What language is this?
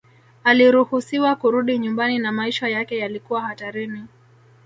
Swahili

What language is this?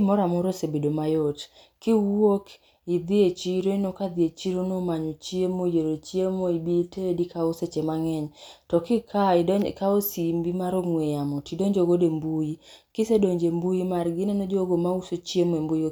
Luo (Kenya and Tanzania)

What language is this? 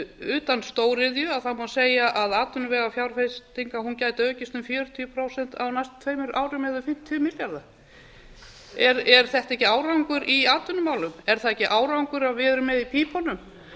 Icelandic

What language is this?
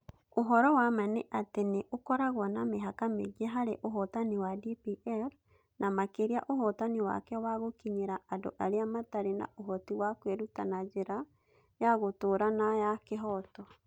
Kikuyu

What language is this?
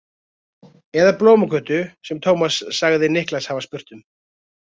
Icelandic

